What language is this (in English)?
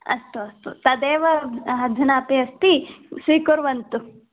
Sanskrit